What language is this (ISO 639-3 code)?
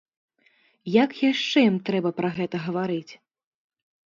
bel